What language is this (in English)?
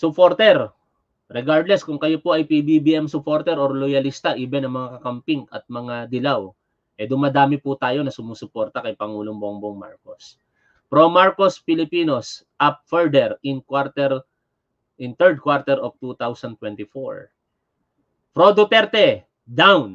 Filipino